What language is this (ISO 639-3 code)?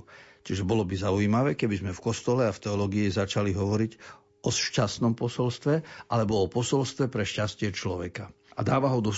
slk